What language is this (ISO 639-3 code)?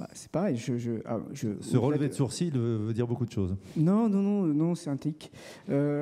fra